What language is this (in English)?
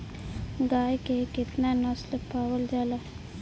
Bhojpuri